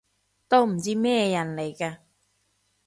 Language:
Cantonese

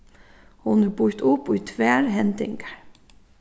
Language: Faroese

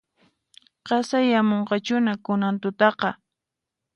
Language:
Puno Quechua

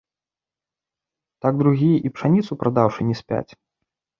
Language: Belarusian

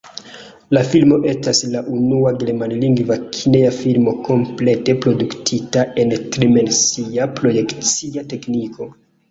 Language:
Esperanto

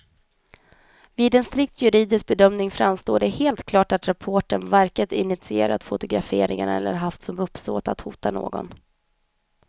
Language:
Swedish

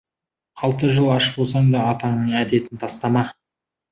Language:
Kazakh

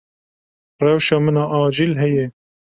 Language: Kurdish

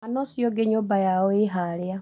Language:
Kikuyu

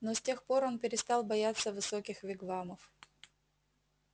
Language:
Russian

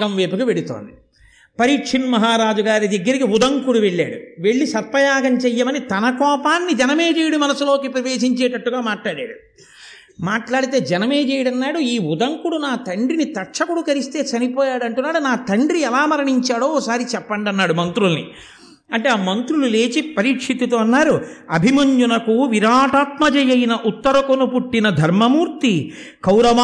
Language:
Telugu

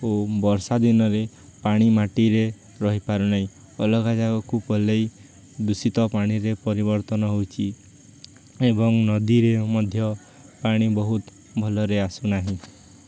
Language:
Odia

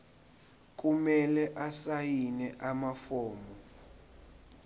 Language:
Zulu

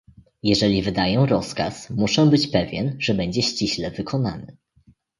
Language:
Polish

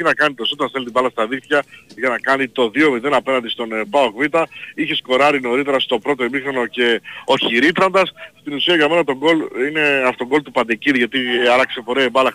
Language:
Greek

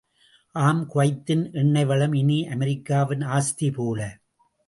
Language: Tamil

